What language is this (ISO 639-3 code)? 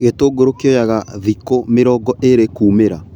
kik